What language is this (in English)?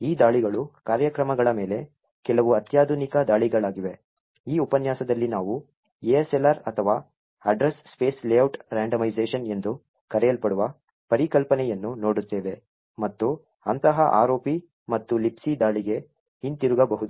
Kannada